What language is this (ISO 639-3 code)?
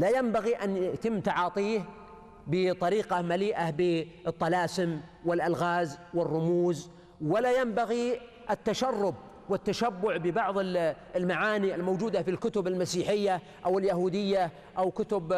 ara